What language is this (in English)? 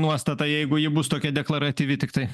Lithuanian